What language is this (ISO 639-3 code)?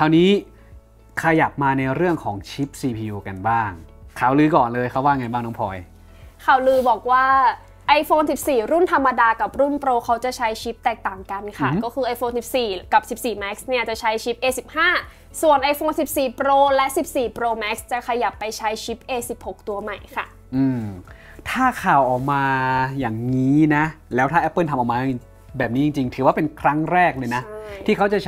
tha